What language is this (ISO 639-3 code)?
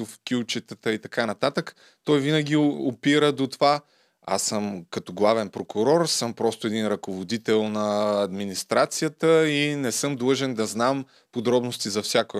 bul